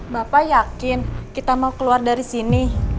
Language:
Indonesian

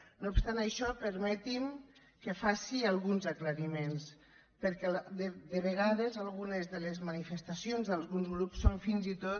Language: Catalan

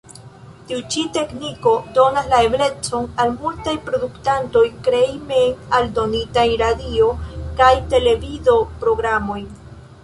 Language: Esperanto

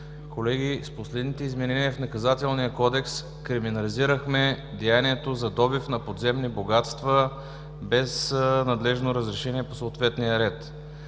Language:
Bulgarian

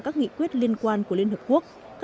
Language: Vietnamese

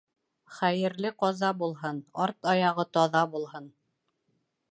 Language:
Bashkir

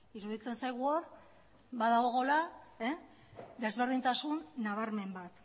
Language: Basque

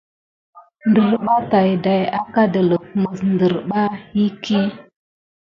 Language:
Gidar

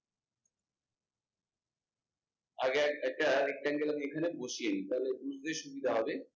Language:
Bangla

